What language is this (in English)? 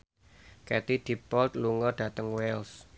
Javanese